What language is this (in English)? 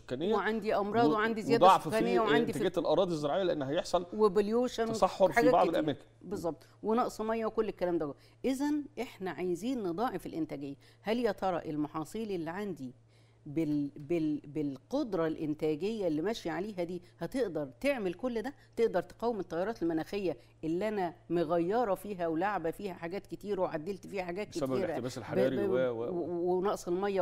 Arabic